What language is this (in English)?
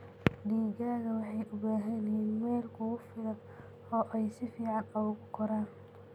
Somali